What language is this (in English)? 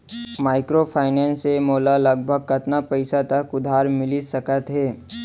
Chhattisgarhi